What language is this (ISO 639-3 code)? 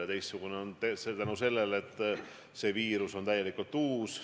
est